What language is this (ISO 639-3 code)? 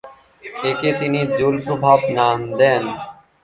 ben